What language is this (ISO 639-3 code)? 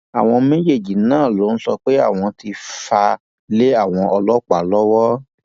yor